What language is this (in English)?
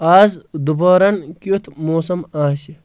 Kashmiri